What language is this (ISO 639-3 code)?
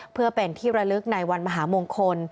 tha